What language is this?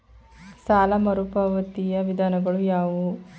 Kannada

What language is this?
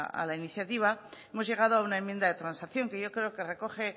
Spanish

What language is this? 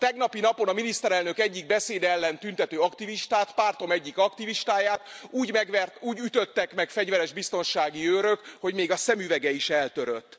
Hungarian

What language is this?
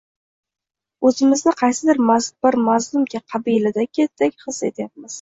Uzbek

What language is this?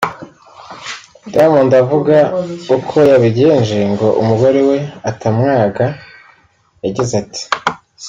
Kinyarwanda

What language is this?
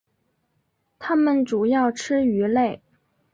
Chinese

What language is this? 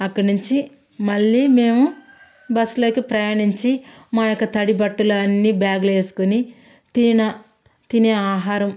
Telugu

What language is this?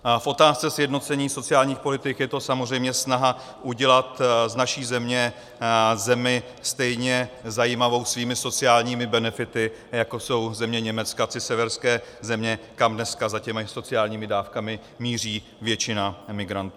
Czech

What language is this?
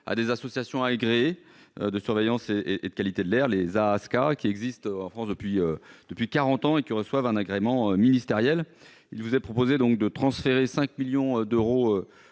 French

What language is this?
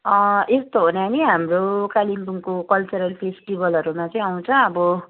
Nepali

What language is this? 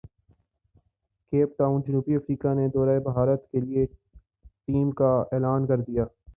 Urdu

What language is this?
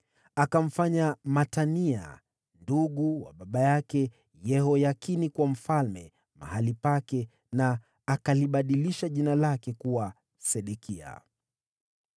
Swahili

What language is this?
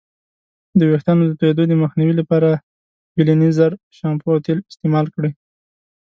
Pashto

